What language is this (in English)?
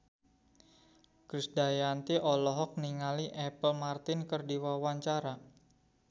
Sundanese